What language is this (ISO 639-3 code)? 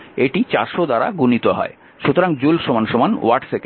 ben